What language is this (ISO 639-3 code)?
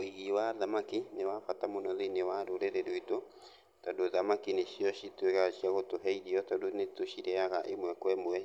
kik